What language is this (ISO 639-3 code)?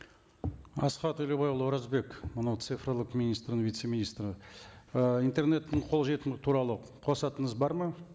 kaz